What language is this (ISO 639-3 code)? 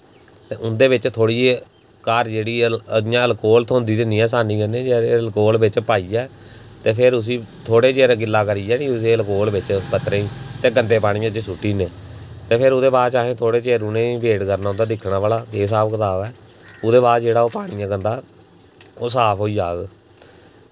doi